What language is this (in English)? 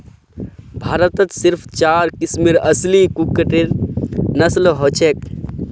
Magahi